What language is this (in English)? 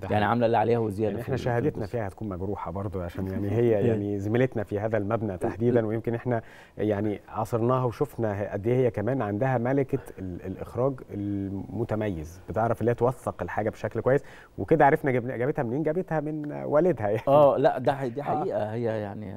Arabic